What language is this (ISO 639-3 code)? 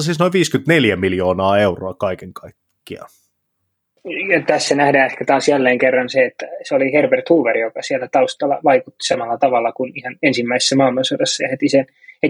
fin